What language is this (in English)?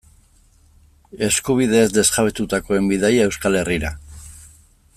Basque